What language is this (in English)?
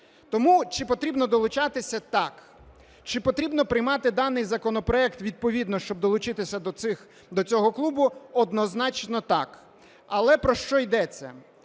Ukrainian